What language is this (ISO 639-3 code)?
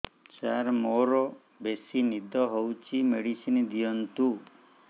ori